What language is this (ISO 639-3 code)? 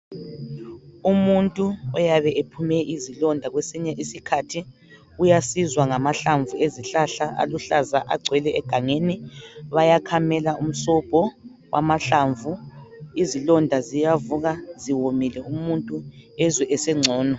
nde